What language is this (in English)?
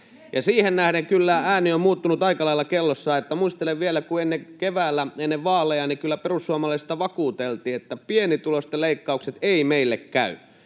Finnish